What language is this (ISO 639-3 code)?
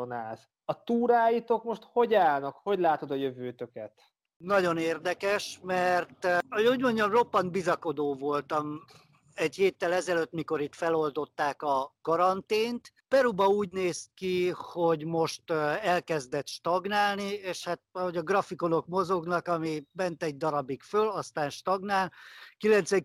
hun